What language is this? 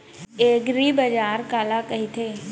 Chhattisgarhi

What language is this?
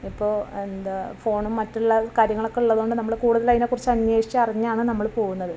Malayalam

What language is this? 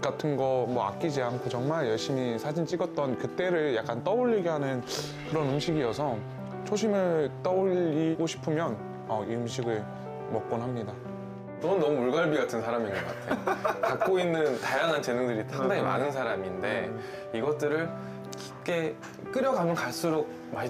Korean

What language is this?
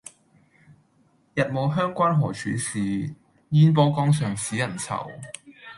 Cantonese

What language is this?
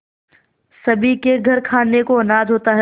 Hindi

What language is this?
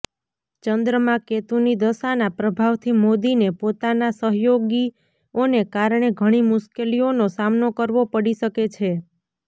Gujarati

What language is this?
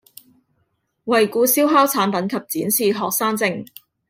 Cantonese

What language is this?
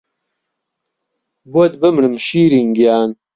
Central Kurdish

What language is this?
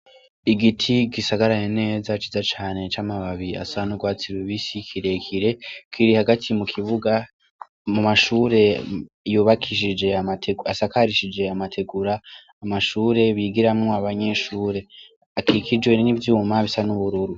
Rundi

